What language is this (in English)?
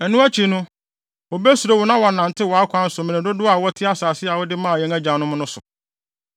Akan